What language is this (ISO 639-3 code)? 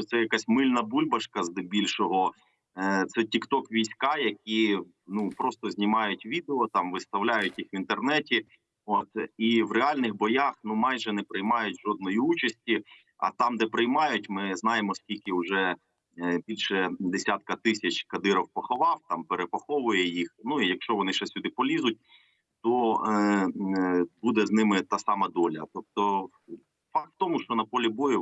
ukr